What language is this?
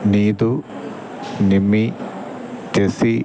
Malayalam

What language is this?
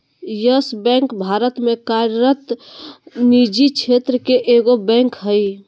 Magahi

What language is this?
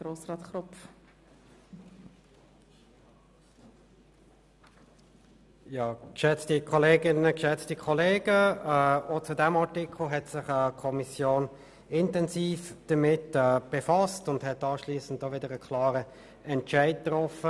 Swiss German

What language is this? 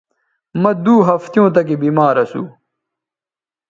Bateri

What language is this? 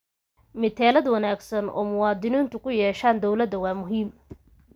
Somali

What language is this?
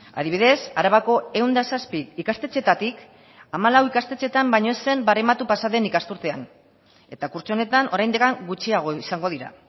Basque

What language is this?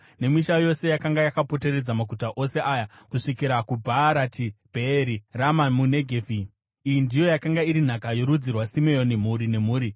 Shona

